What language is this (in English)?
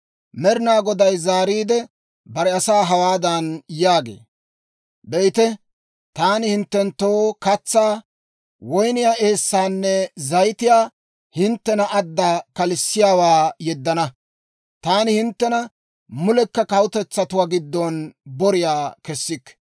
Dawro